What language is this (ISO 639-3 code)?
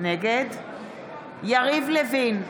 heb